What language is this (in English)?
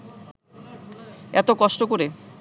Bangla